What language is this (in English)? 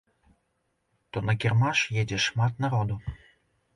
Belarusian